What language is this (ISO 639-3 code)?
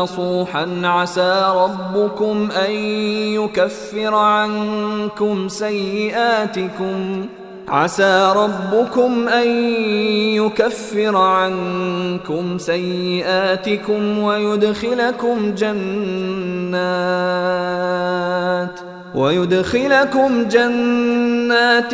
ara